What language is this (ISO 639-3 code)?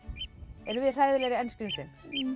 isl